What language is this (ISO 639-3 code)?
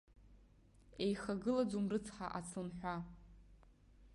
abk